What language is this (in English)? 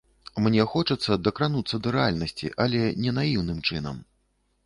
Belarusian